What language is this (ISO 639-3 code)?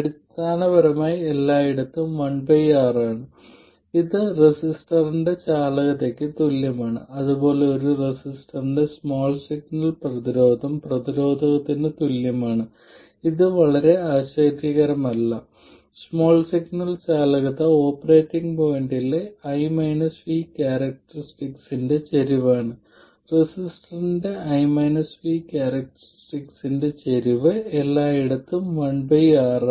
mal